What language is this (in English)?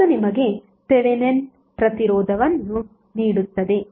Kannada